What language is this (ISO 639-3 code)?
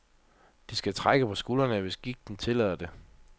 dan